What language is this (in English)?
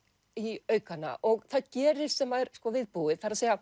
Icelandic